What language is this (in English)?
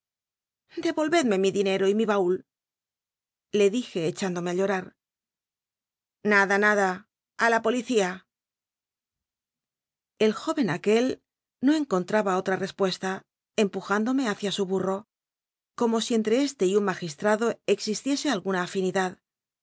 Spanish